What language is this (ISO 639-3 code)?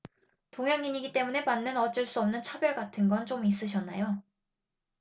kor